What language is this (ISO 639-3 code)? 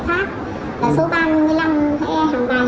vie